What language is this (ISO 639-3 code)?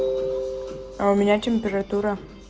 rus